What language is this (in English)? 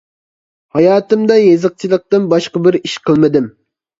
Uyghur